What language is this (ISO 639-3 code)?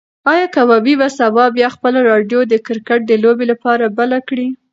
pus